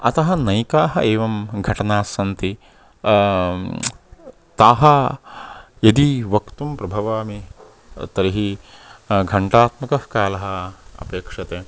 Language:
Sanskrit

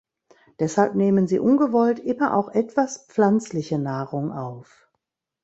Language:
German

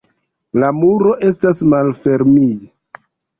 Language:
Esperanto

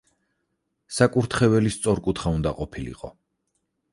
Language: Georgian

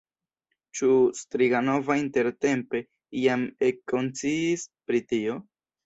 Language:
Esperanto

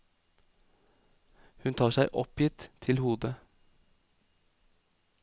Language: Norwegian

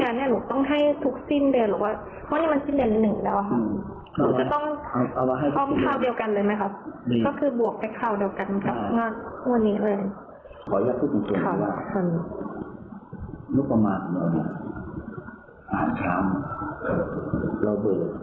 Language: Thai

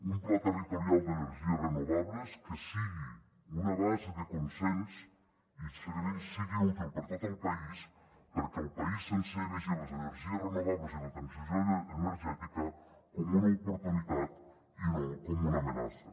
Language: Catalan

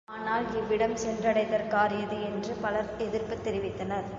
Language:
Tamil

